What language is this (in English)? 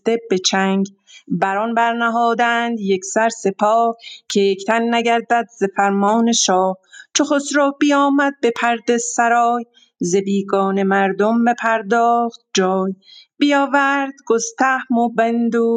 Persian